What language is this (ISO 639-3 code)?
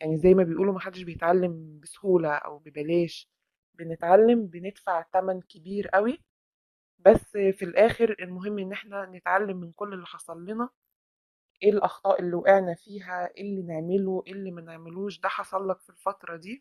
ara